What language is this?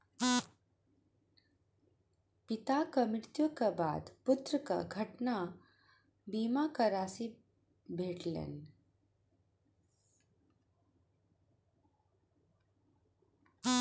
Maithili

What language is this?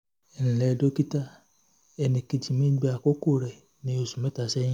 Yoruba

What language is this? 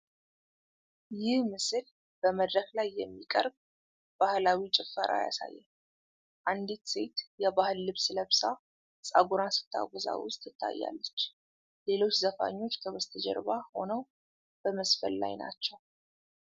Amharic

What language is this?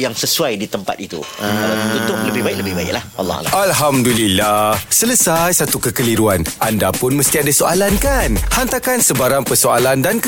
Malay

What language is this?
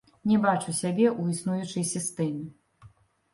Belarusian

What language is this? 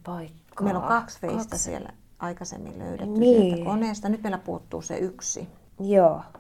Finnish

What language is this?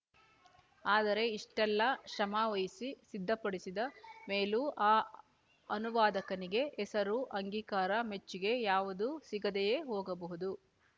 Kannada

